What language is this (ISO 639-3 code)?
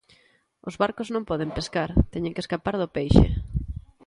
glg